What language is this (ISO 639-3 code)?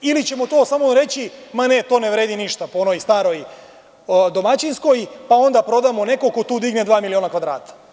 srp